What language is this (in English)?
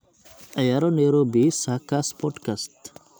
Somali